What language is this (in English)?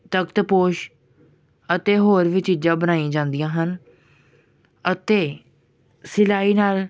Punjabi